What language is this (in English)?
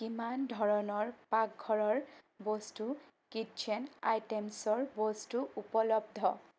Assamese